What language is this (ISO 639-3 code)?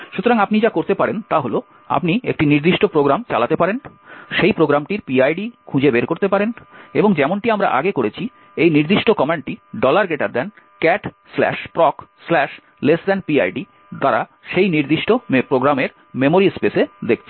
ben